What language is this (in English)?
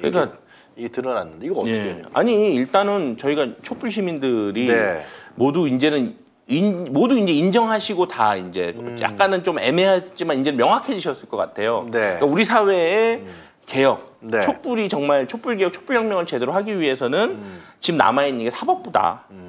Korean